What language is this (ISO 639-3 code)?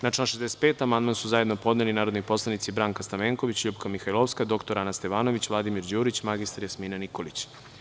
srp